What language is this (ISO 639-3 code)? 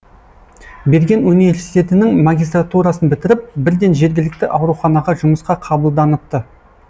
kaz